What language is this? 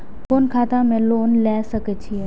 Maithili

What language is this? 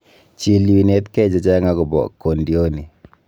Kalenjin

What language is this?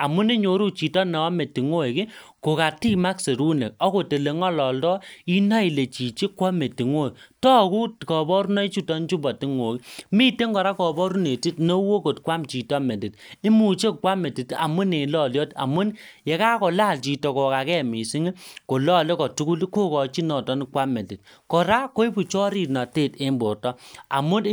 Kalenjin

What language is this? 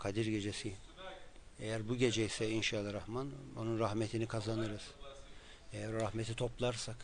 Turkish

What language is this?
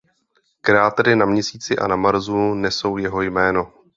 Czech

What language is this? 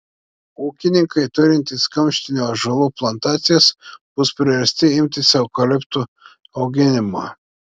Lithuanian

